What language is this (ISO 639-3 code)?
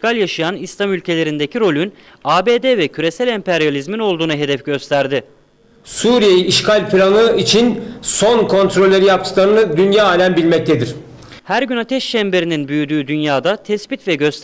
tur